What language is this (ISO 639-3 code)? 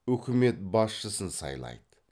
kaz